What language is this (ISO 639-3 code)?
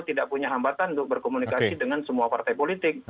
ind